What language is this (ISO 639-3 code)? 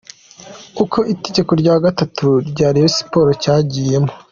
kin